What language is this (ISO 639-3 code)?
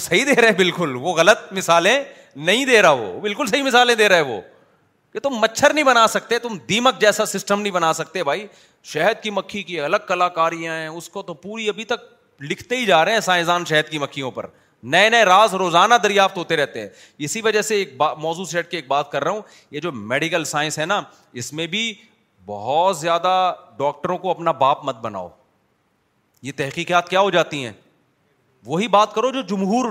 urd